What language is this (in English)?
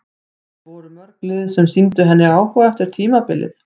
Icelandic